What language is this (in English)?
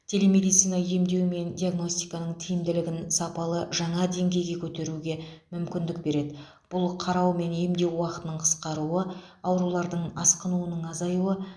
Kazakh